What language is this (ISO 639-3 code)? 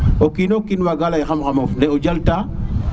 srr